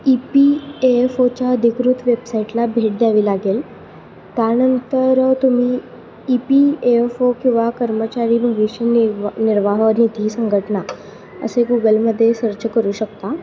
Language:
Marathi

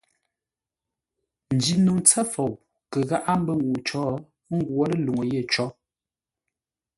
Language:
Ngombale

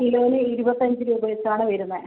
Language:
Malayalam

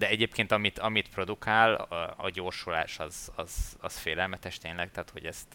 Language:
Hungarian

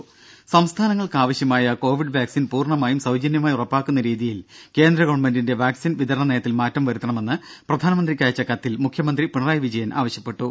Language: Malayalam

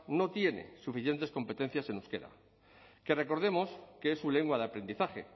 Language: Spanish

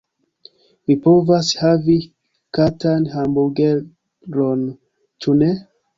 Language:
Esperanto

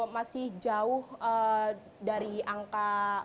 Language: Indonesian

